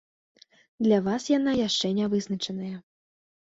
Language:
Belarusian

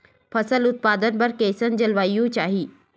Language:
Chhattisgarhi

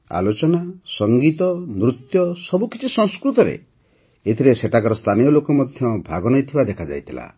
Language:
Odia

